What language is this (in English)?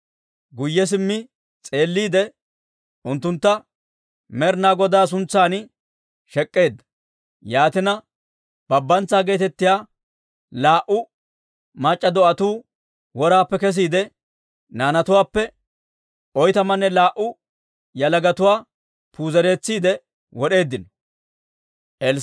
Dawro